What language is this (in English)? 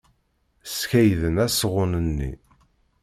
Kabyle